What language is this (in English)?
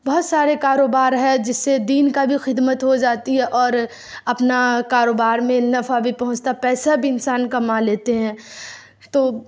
Urdu